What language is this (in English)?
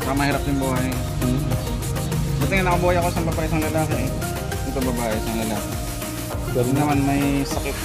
Filipino